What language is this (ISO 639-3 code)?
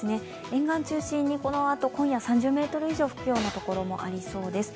jpn